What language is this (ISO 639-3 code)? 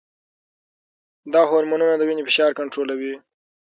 pus